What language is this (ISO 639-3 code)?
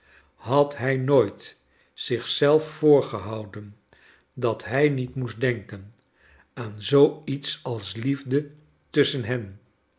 nld